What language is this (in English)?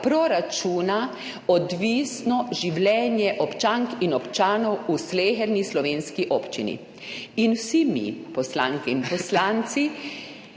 Slovenian